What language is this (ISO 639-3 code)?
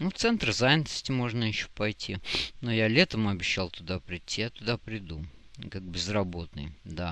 rus